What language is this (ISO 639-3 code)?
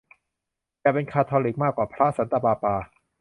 tha